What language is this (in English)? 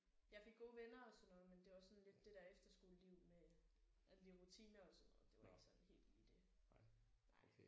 Danish